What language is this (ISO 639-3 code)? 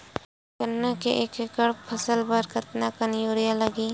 hne